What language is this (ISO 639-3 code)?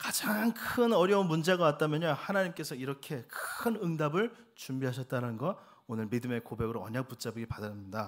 kor